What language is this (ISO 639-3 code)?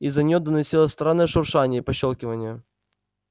rus